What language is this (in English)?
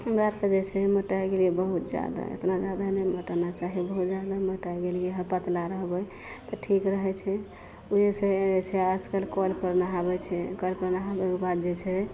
Maithili